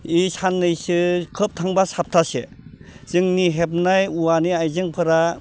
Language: Bodo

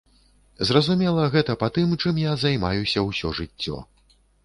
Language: Belarusian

